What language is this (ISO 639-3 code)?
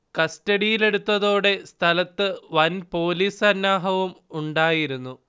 mal